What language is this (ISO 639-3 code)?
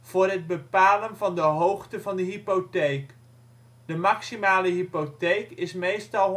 nld